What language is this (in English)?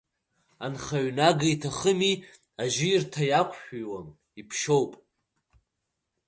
Abkhazian